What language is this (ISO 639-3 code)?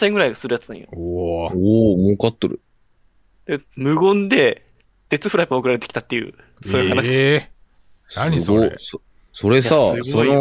jpn